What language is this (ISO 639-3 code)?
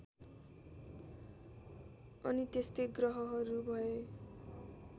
nep